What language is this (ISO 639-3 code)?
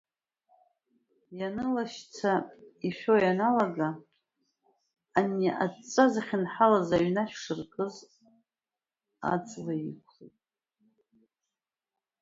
abk